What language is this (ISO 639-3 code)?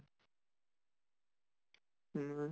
asm